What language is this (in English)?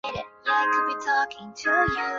Chinese